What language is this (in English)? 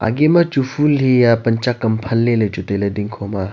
Wancho Naga